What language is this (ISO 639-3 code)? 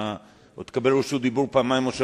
heb